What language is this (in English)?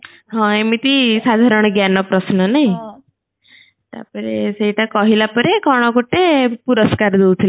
Odia